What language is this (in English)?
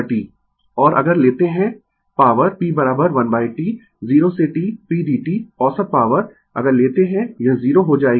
Hindi